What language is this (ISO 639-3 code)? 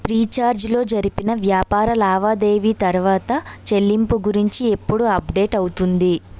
tel